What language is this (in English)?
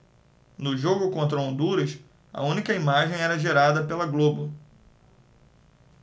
Portuguese